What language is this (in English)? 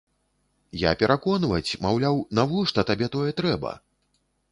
Belarusian